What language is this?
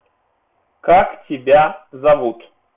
Russian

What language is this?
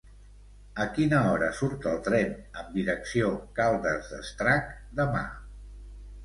Catalan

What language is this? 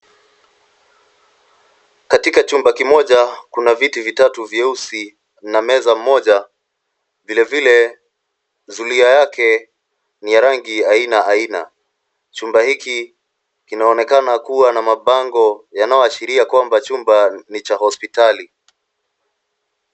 Swahili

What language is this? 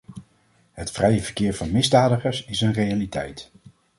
Dutch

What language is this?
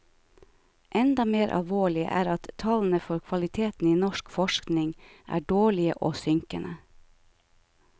Norwegian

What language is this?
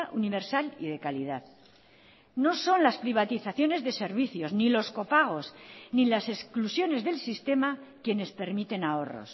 Spanish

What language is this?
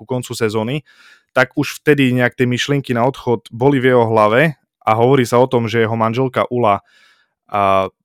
Slovak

